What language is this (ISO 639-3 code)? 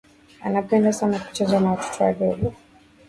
swa